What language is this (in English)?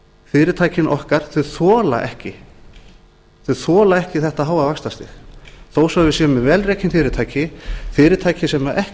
Icelandic